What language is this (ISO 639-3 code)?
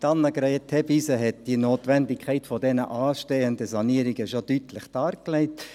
gsw